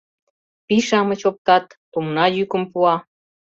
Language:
Mari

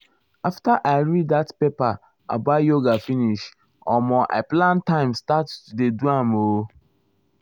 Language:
Nigerian Pidgin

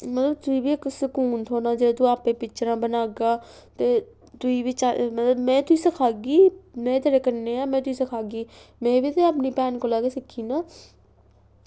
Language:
Dogri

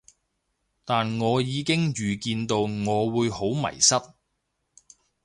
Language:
Cantonese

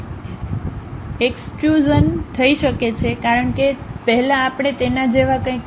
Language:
Gujarati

